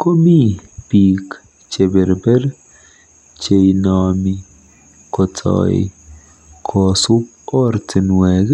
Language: Kalenjin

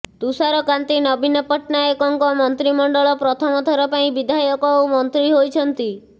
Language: Odia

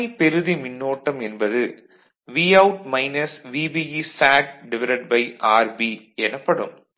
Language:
Tamil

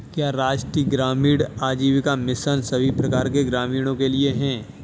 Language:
Hindi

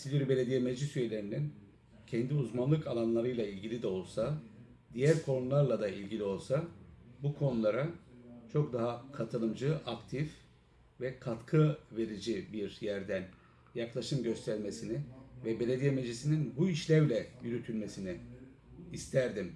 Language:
Turkish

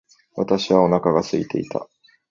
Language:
Japanese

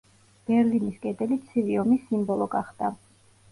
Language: Georgian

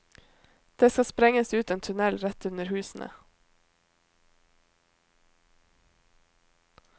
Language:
Norwegian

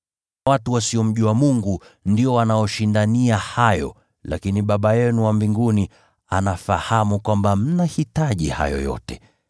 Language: Swahili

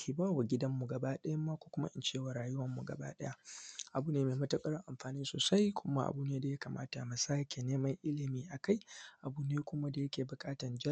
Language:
Hausa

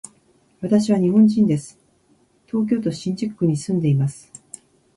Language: Japanese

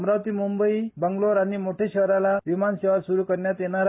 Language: Marathi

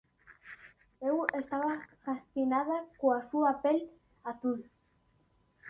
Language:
Galician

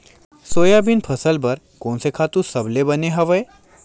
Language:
Chhattisgarhi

